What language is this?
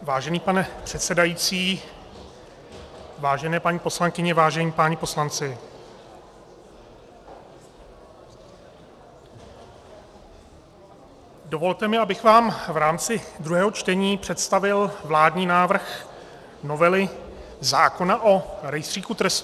Czech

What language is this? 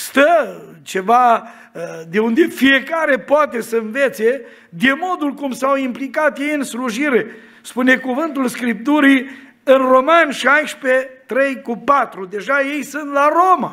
Romanian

